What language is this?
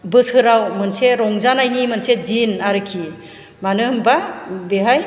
Bodo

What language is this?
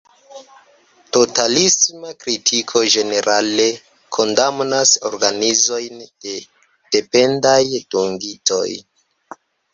Esperanto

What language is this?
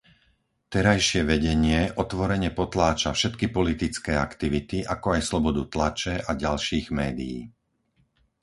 Slovak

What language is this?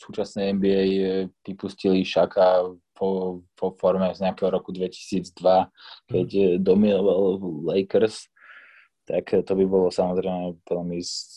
Slovak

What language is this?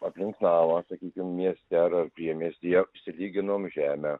Lithuanian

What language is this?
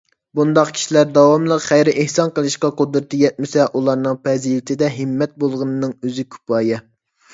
Uyghur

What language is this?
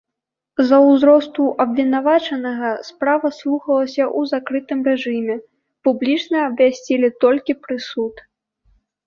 Belarusian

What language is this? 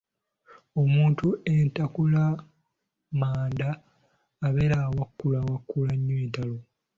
Ganda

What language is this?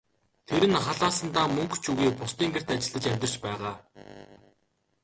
Mongolian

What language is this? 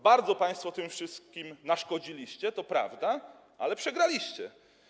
Polish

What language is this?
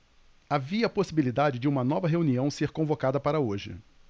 Portuguese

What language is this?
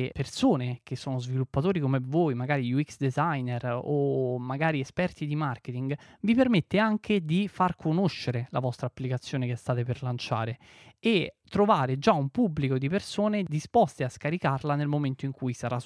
Italian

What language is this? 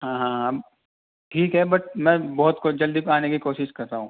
Urdu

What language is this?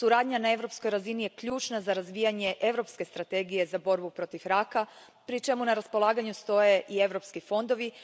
Croatian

